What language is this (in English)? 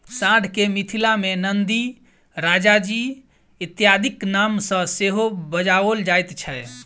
Maithili